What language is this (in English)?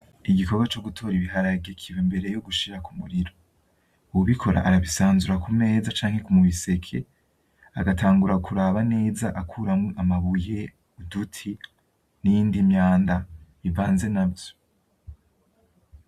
Rundi